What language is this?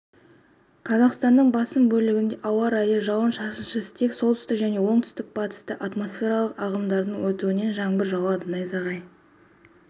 Kazakh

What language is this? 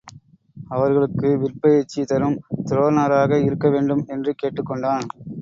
Tamil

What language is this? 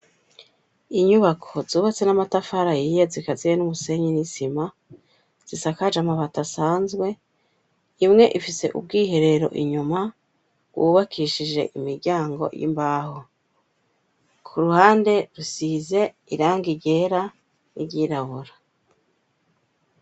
Rundi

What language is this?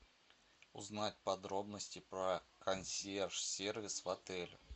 Russian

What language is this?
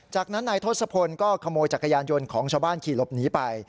Thai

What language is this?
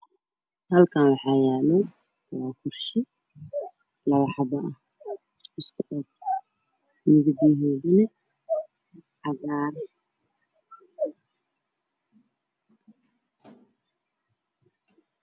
Somali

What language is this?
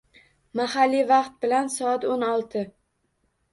Uzbek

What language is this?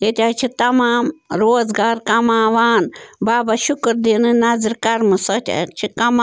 Kashmiri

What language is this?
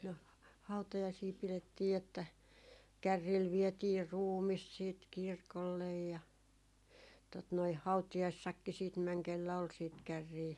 Finnish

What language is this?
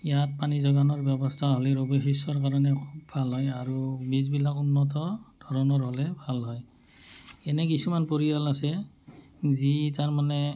Assamese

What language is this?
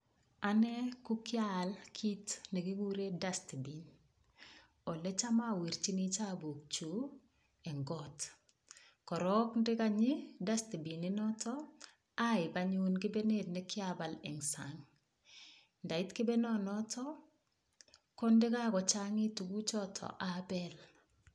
Kalenjin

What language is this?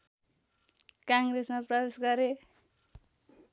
Nepali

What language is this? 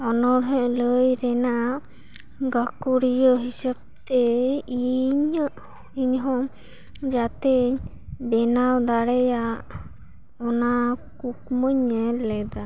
Santali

